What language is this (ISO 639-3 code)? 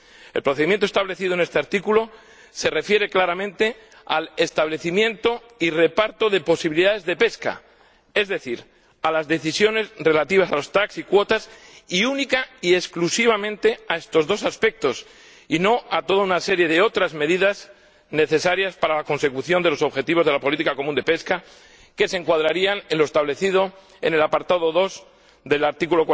spa